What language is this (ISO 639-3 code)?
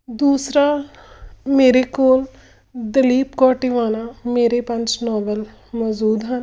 pan